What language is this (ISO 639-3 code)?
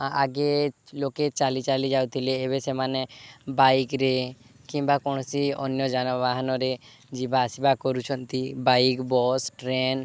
ori